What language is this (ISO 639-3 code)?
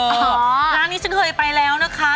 tha